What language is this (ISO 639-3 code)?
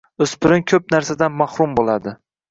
uzb